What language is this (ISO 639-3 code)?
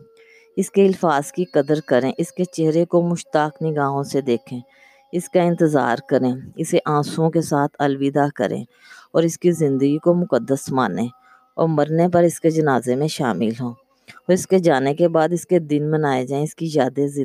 urd